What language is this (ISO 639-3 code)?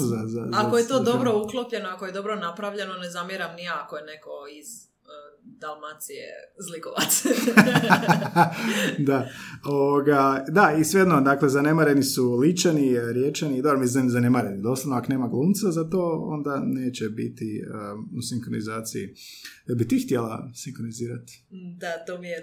hrv